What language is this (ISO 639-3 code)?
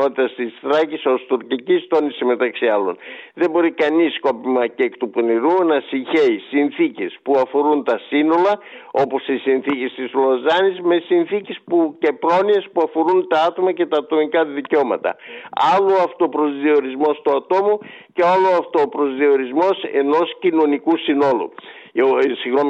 ell